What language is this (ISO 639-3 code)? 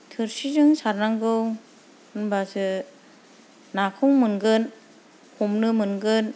brx